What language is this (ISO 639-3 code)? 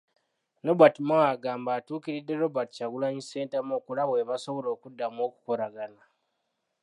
lug